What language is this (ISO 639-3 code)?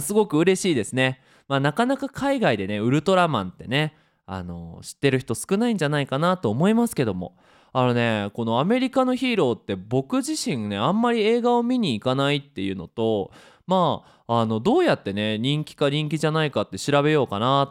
jpn